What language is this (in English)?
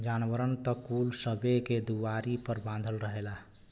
Bhojpuri